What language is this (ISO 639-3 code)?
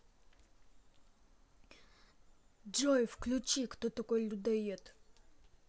rus